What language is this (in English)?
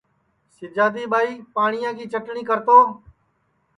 Sansi